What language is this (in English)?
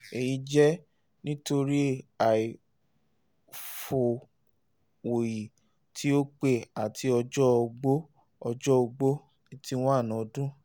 Yoruba